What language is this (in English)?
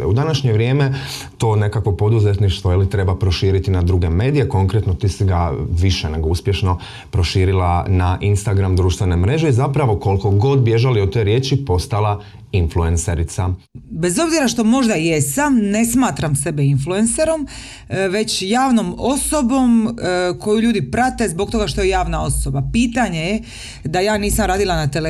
Croatian